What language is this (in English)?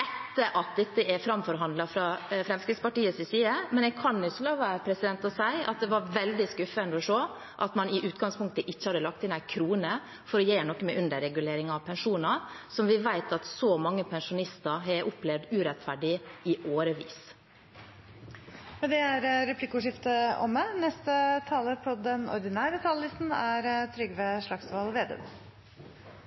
Norwegian